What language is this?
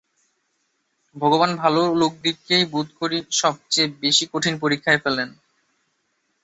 Bangla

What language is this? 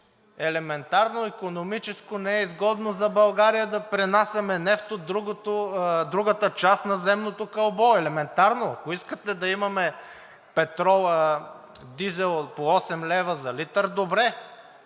Bulgarian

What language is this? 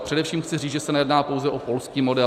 Czech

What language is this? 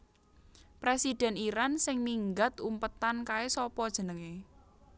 Javanese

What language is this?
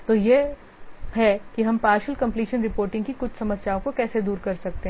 Hindi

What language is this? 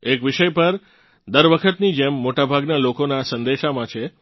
Gujarati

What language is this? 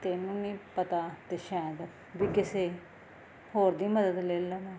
Punjabi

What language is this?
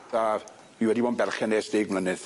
Welsh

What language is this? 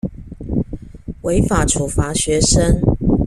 Chinese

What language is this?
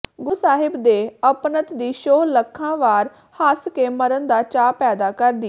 Punjabi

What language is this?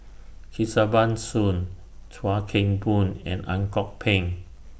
English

